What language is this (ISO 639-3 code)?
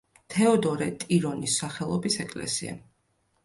kat